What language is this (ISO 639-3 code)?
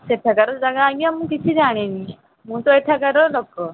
ori